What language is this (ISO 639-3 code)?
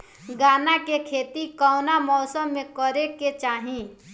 bho